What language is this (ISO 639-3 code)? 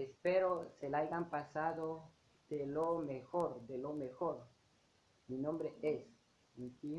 ukr